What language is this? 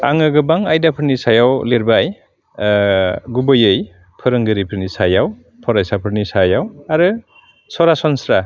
Bodo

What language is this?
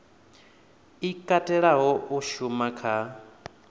Venda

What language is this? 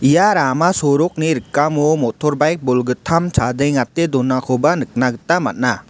Garo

